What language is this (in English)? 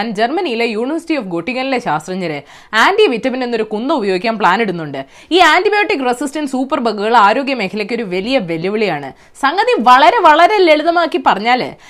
Malayalam